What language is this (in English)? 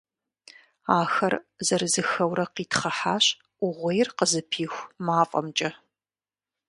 Kabardian